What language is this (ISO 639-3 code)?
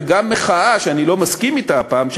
heb